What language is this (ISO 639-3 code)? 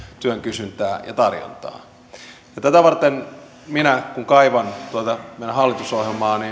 fin